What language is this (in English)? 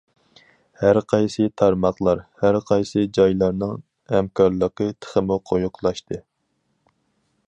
Uyghur